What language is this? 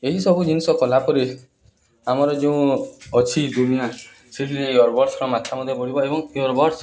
Odia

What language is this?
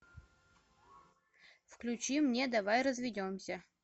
Russian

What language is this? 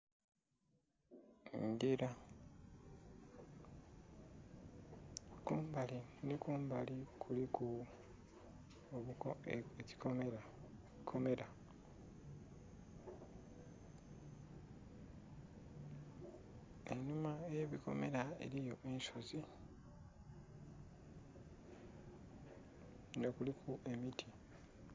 Soga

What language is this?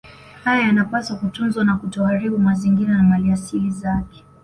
Swahili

